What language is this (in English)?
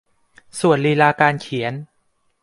Thai